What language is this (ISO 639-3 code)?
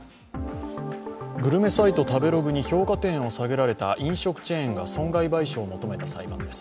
jpn